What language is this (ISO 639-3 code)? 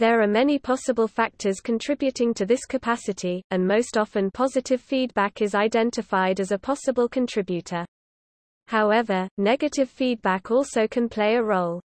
eng